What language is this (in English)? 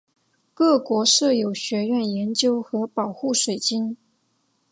Chinese